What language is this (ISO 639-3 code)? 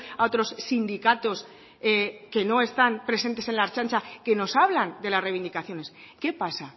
spa